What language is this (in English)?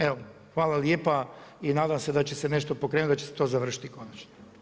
Croatian